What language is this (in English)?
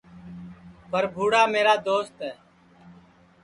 Sansi